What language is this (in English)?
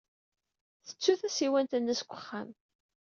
Kabyle